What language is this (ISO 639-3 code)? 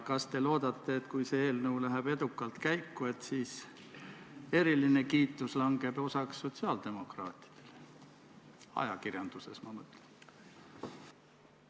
est